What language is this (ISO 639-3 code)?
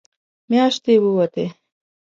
pus